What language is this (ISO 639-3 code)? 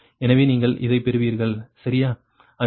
tam